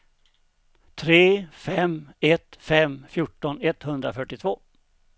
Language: Swedish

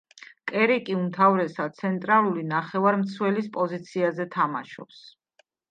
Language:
Georgian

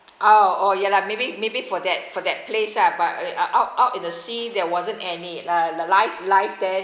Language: English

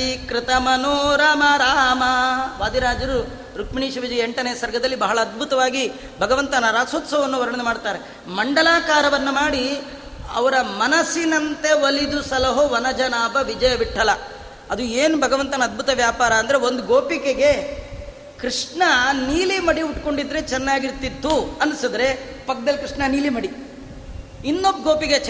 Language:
Kannada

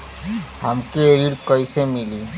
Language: Bhojpuri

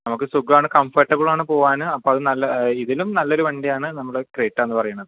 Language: Malayalam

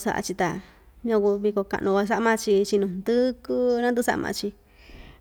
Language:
Ixtayutla Mixtec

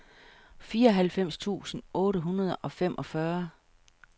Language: Danish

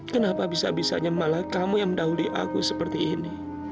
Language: Indonesian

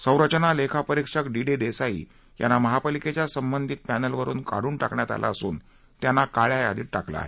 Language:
Marathi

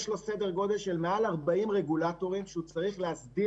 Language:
Hebrew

